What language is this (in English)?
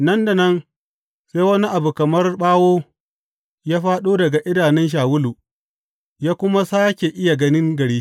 Hausa